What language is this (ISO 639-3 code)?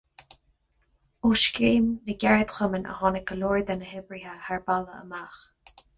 gle